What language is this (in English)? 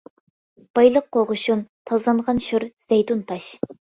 Uyghur